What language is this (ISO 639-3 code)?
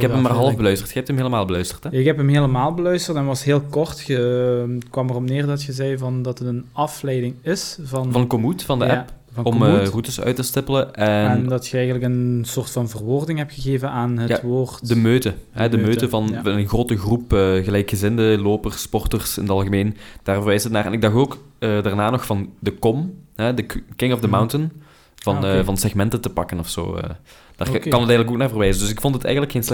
nld